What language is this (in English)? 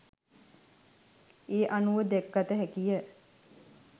Sinhala